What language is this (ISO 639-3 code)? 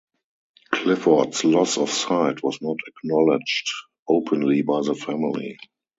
eng